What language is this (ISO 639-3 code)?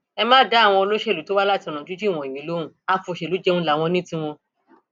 yor